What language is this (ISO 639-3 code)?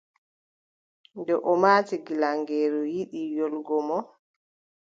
fub